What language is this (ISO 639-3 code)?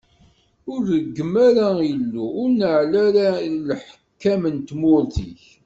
kab